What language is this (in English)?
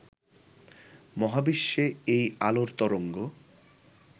Bangla